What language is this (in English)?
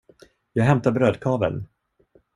Swedish